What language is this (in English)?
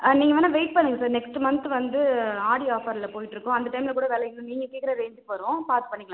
Tamil